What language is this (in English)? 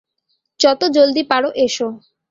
Bangla